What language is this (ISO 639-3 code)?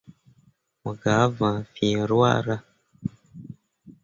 mua